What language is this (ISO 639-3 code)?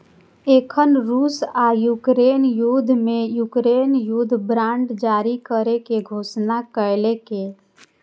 mai